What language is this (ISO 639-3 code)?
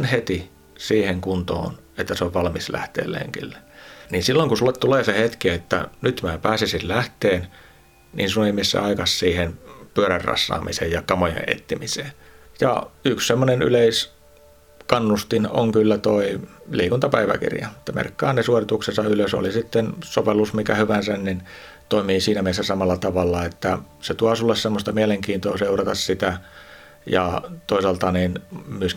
fin